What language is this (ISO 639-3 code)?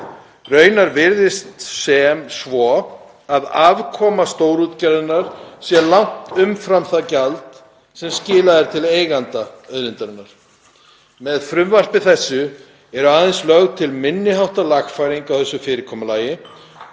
isl